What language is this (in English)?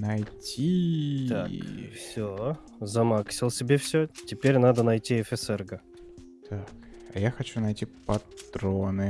Russian